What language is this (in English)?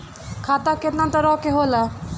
Bhojpuri